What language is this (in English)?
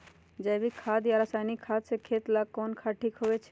Magahi